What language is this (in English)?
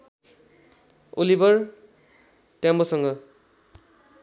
Nepali